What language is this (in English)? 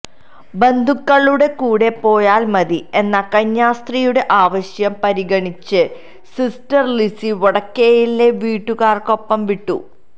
Malayalam